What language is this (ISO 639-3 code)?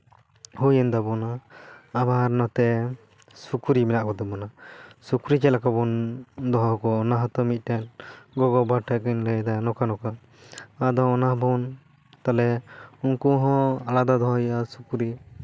sat